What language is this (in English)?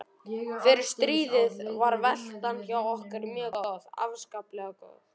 Icelandic